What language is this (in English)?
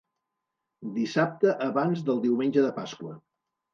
Catalan